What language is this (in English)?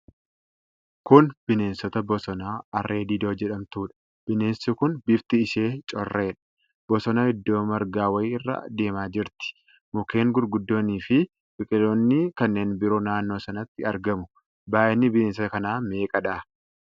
Oromo